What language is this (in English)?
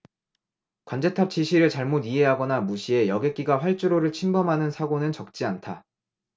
Korean